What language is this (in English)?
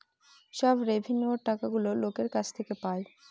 Bangla